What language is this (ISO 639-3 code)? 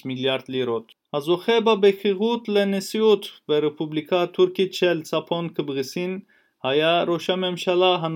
heb